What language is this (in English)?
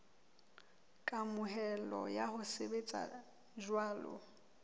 Southern Sotho